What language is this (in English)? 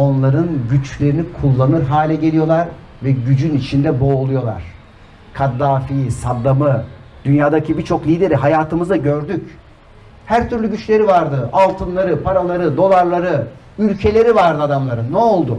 Turkish